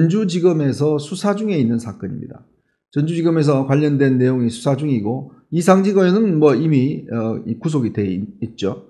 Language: Korean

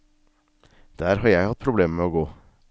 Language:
Norwegian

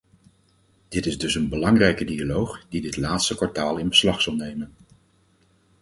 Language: Dutch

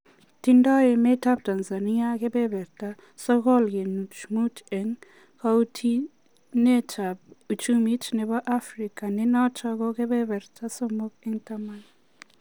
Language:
Kalenjin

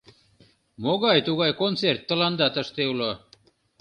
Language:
Mari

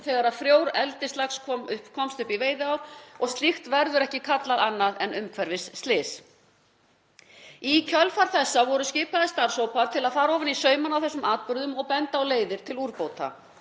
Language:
Icelandic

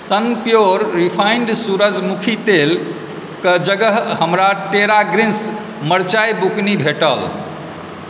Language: Maithili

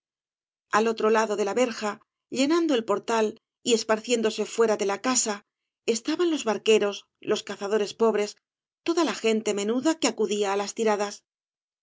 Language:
Spanish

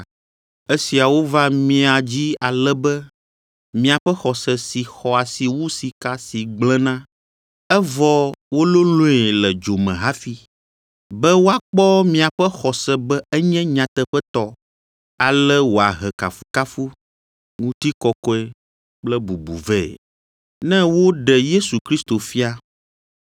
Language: Ewe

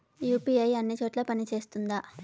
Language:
Telugu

